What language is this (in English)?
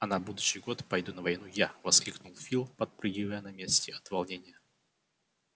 Russian